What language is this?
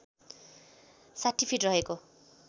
Nepali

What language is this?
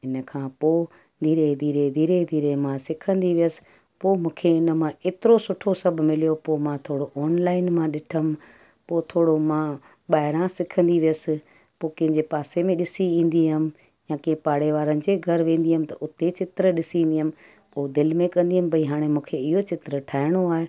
Sindhi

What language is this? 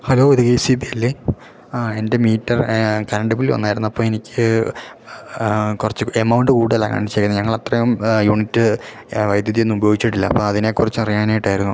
Malayalam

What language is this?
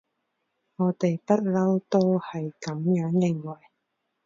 Cantonese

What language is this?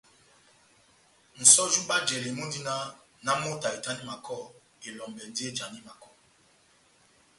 Batanga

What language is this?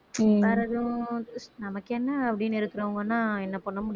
Tamil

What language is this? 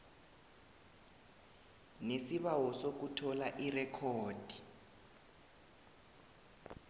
South Ndebele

